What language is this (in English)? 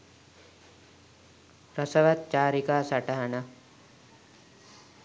Sinhala